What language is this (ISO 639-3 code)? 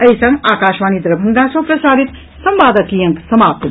mai